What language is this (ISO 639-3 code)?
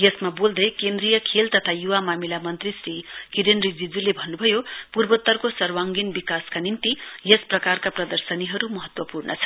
nep